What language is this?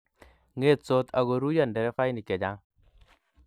Kalenjin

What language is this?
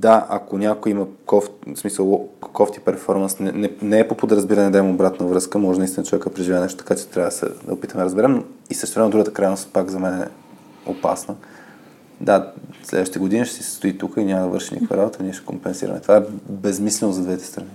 Bulgarian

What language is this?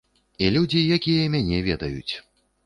Belarusian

